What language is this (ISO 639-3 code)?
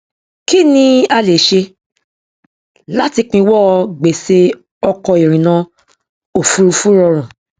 yor